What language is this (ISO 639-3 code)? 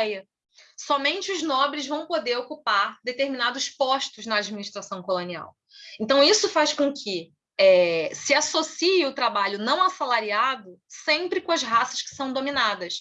por